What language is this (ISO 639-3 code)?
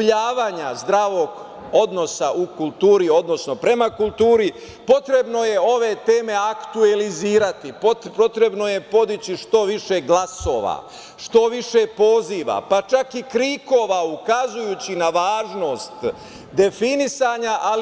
srp